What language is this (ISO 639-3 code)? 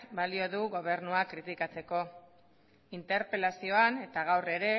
eus